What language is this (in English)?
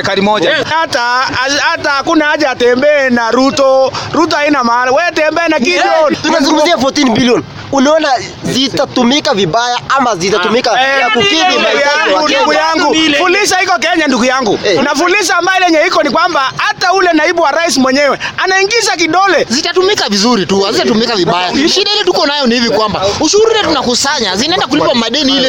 Swahili